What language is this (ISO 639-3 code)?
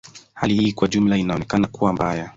swa